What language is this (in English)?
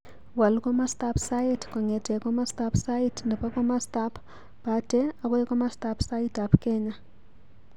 Kalenjin